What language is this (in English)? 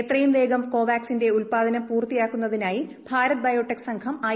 Malayalam